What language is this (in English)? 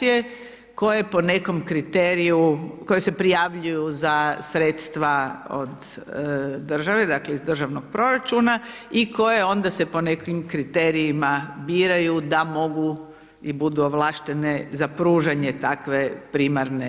Croatian